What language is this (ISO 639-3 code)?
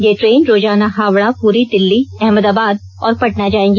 hin